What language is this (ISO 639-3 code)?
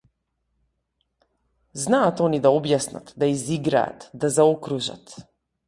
mkd